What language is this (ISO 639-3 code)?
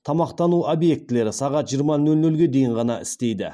kaz